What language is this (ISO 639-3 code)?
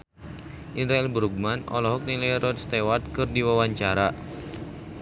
sun